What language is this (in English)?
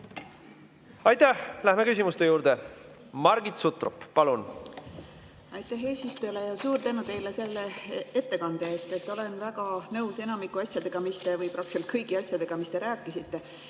Estonian